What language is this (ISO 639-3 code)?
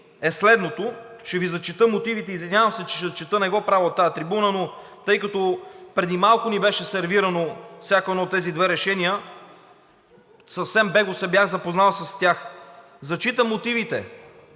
bul